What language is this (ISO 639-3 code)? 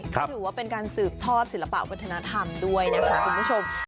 tha